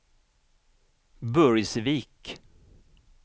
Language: Swedish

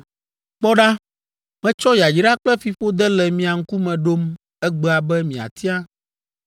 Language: Ewe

